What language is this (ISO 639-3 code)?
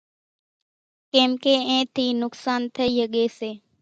gjk